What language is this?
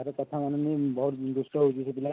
Odia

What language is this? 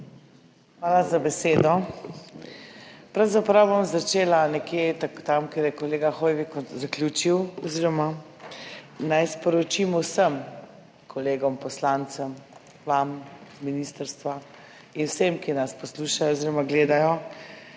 Slovenian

